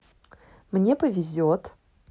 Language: Russian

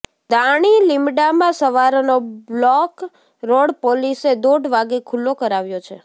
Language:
Gujarati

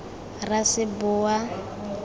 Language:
Tswana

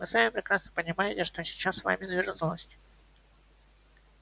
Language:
Russian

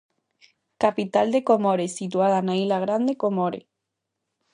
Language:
Galician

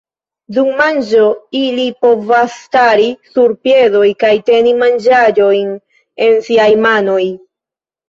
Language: Esperanto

